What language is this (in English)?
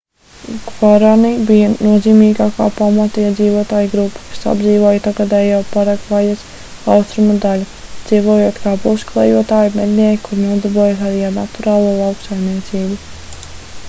Latvian